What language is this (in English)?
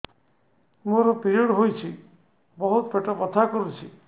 Odia